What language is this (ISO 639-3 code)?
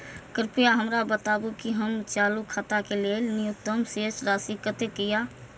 mai